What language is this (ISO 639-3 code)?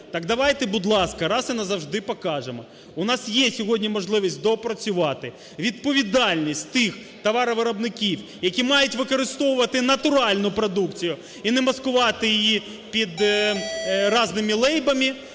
ukr